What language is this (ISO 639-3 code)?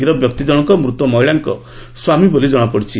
ori